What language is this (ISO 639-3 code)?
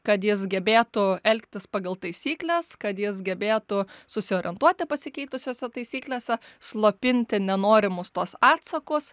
lit